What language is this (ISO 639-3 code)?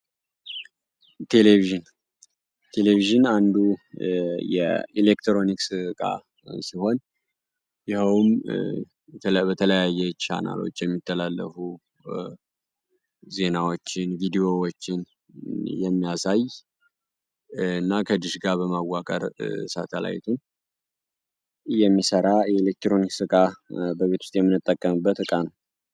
amh